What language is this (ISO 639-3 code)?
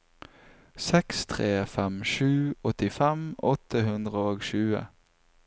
nor